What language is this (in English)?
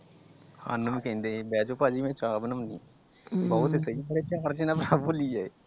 Punjabi